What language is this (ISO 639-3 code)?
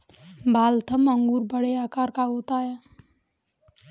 hin